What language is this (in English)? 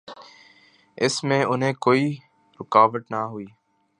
Urdu